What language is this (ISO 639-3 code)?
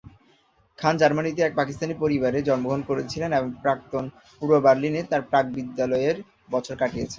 ben